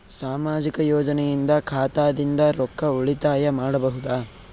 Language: Kannada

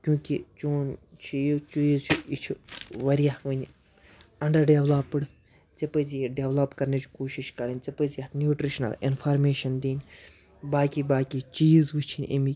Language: Kashmiri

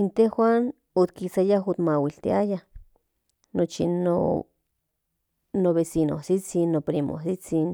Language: Central Nahuatl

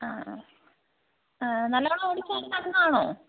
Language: Malayalam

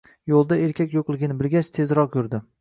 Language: Uzbek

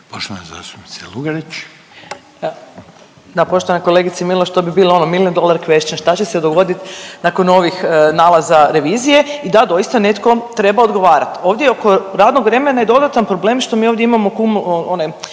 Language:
Croatian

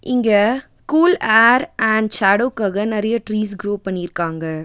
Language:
Tamil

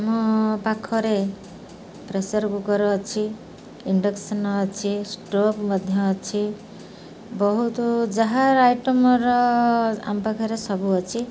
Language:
Odia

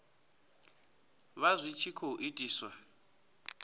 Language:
Venda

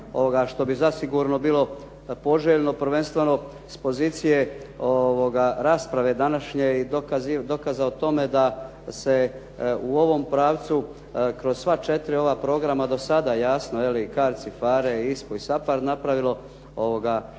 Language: Croatian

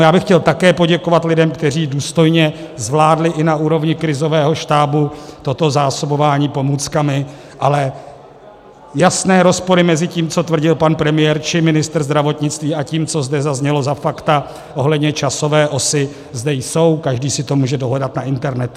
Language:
Czech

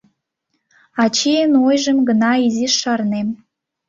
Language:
Mari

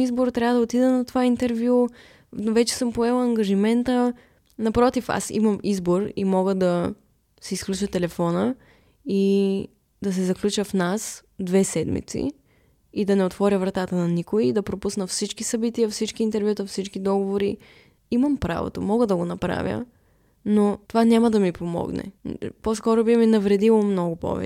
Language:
Bulgarian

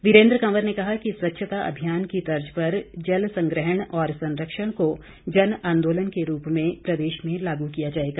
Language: Hindi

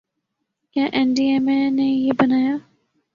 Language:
Urdu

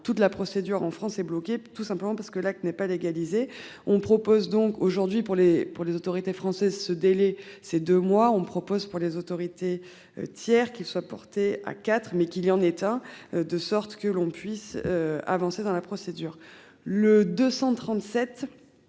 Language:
French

